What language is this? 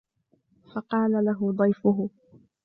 Arabic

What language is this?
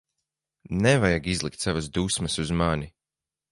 Latvian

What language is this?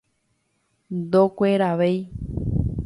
Guarani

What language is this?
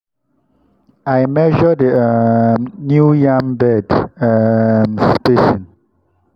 Nigerian Pidgin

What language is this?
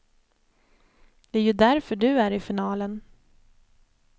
Swedish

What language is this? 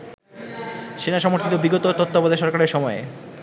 Bangla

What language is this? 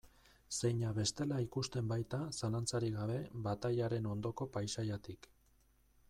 Basque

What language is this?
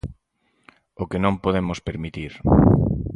Galician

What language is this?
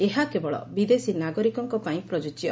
Odia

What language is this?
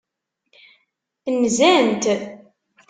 Kabyle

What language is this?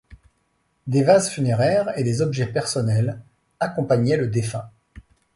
French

